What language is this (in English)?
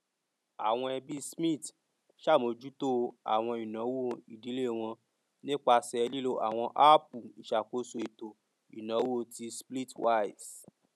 Yoruba